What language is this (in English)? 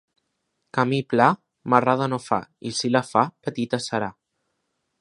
Catalan